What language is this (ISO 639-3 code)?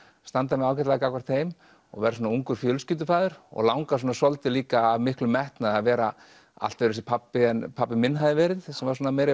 isl